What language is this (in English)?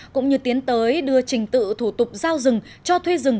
Vietnamese